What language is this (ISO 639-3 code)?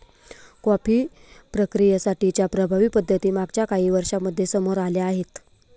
mar